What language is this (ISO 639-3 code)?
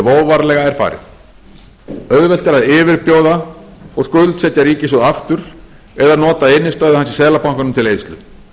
isl